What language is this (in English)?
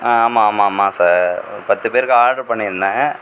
Tamil